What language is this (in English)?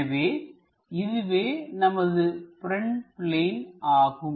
Tamil